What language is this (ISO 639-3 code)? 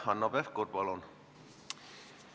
est